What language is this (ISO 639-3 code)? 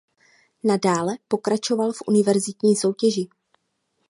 ces